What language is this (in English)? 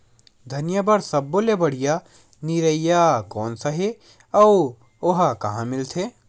Chhattisgarhi